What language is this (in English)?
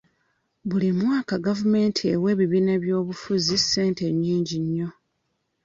Ganda